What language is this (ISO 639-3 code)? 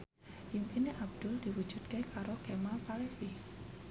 jav